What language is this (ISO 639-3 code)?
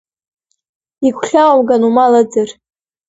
abk